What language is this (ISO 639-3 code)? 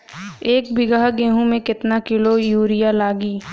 bho